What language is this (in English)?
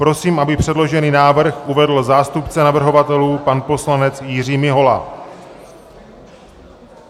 Czech